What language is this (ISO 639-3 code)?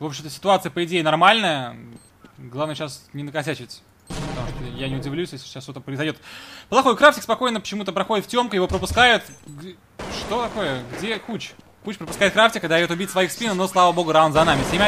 rus